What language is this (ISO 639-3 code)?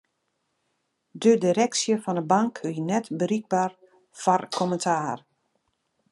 fry